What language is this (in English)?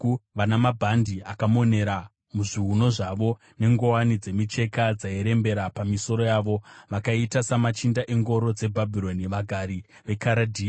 Shona